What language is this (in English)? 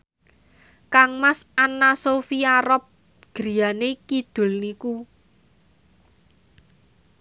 Javanese